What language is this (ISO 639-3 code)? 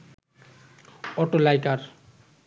ben